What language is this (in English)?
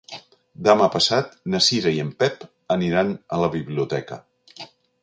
Catalan